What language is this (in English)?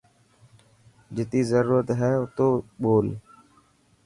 Dhatki